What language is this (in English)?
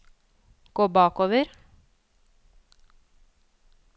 Norwegian